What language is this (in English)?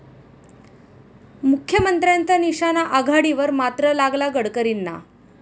Marathi